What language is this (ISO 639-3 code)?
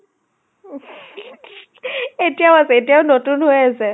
asm